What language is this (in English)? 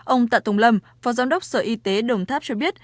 Vietnamese